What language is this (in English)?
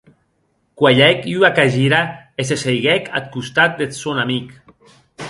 Occitan